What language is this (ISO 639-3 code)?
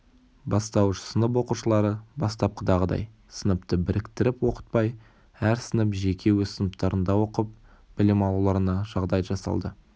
kaz